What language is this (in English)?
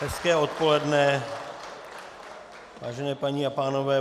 Czech